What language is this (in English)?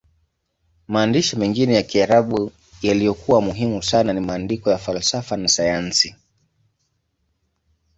Swahili